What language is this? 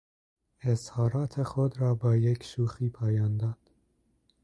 Persian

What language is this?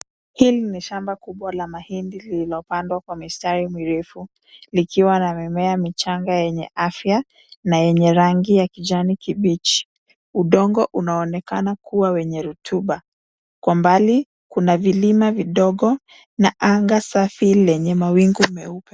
Swahili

